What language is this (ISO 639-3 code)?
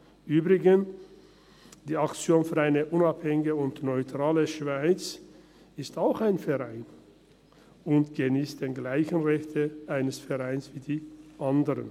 gsw